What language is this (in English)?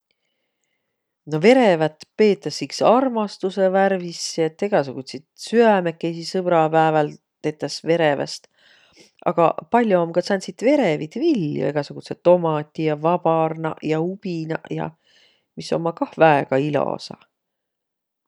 Võro